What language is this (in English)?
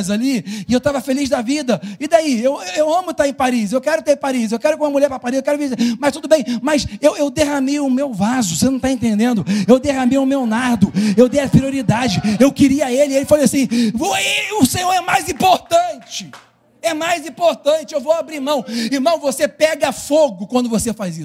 Portuguese